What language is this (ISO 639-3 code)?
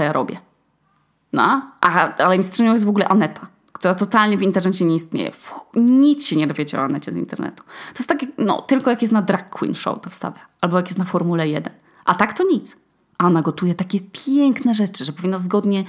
pol